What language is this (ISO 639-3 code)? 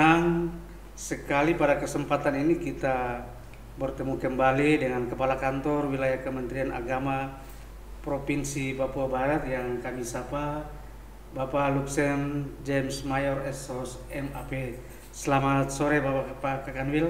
ind